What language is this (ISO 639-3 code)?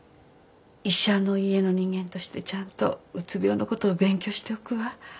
jpn